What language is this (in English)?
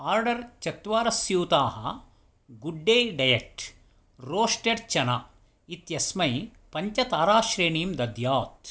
Sanskrit